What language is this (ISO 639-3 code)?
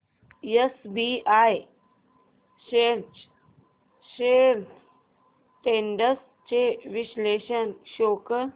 mar